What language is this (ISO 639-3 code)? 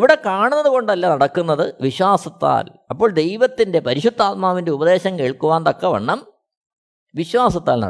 mal